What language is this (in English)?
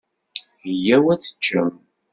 Kabyle